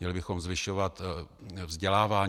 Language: Czech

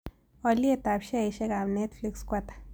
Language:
Kalenjin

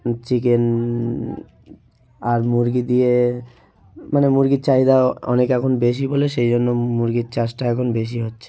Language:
Bangla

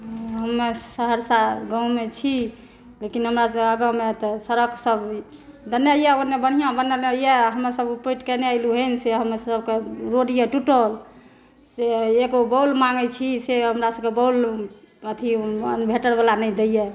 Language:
Maithili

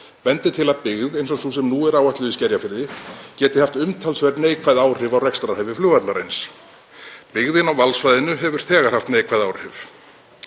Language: Icelandic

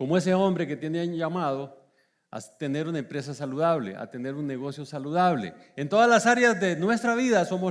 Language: Spanish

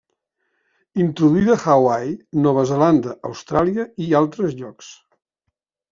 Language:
Catalan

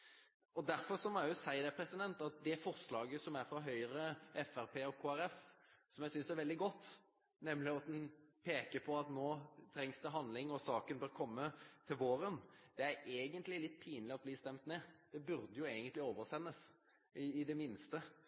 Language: Norwegian Bokmål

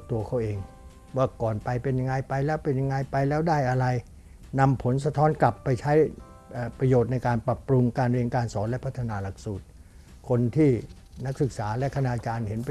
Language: Thai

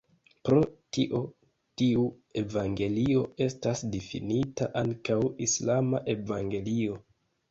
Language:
Esperanto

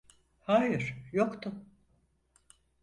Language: Turkish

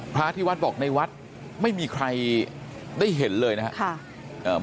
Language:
Thai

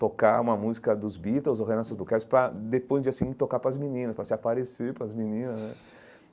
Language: Portuguese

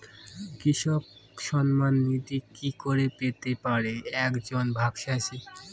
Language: Bangla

